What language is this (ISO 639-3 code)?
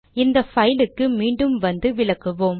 tam